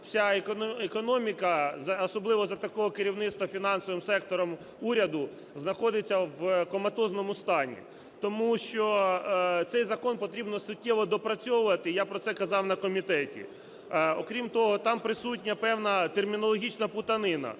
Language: Ukrainian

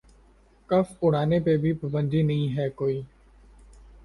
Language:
Urdu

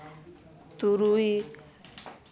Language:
Santali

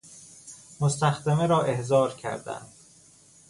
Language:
Persian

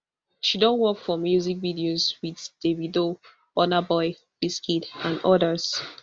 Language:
Nigerian Pidgin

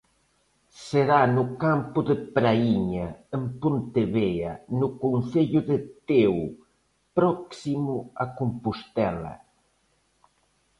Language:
Galician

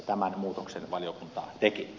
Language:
Finnish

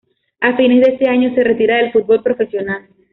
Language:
Spanish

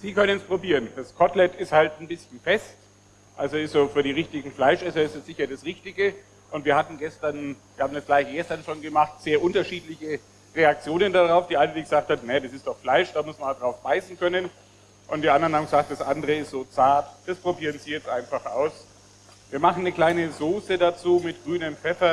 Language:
German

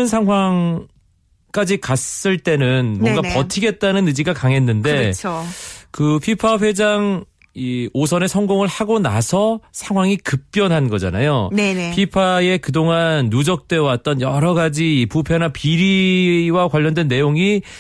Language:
Korean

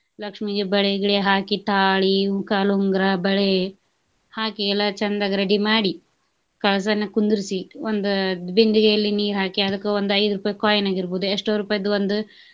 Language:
Kannada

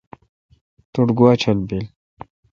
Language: Kalkoti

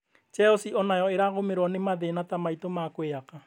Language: Kikuyu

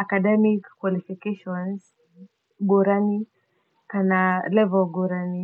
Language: Kikuyu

